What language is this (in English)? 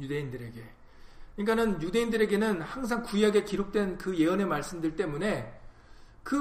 Korean